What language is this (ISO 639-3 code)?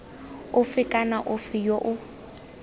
tsn